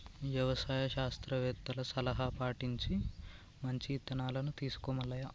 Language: Telugu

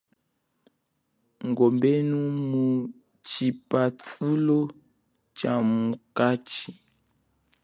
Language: Chokwe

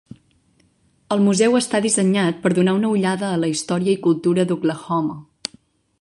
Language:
Catalan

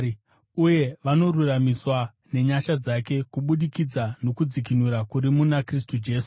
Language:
Shona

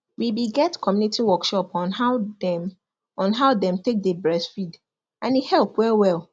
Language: Nigerian Pidgin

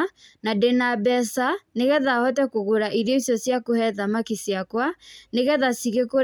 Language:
Kikuyu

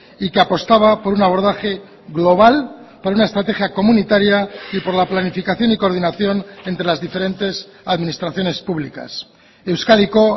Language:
Spanish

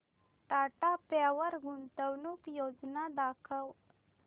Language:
Marathi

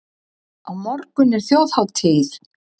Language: Icelandic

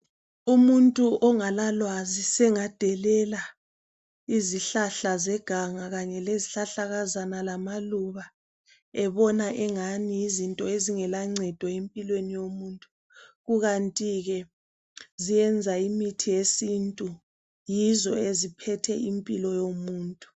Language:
North Ndebele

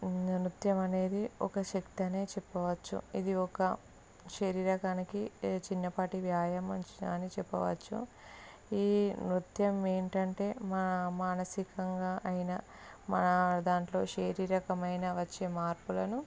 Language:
Telugu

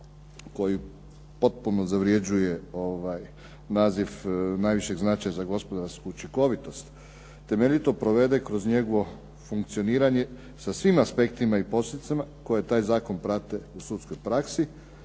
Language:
Croatian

